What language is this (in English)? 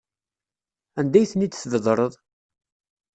Kabyle